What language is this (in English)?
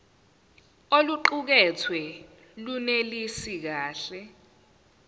Zulu